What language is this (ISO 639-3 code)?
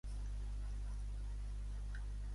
cat